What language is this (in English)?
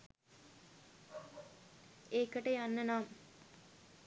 Sinhala